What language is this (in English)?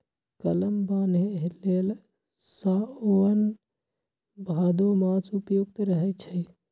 Magahi